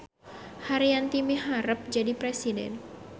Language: Sundanese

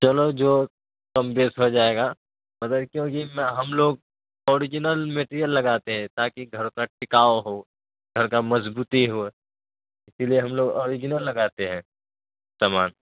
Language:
Urdu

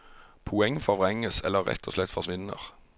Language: Norwegian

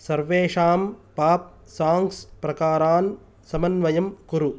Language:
Sanskrit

